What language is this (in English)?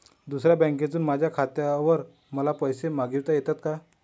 Marathi